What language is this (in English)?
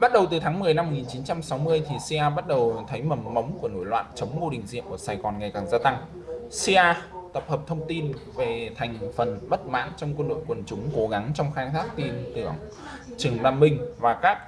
Vietnamese